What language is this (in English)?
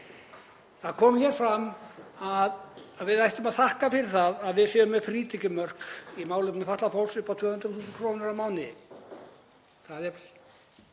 Icelandic